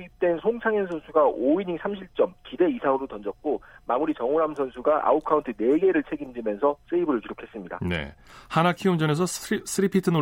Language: Korean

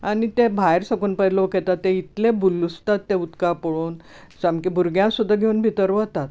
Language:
Konkani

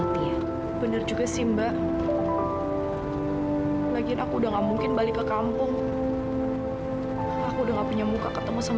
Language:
Indonesian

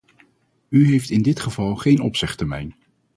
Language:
Dutch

